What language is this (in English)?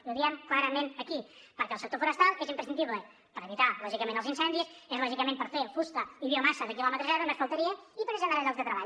Catalan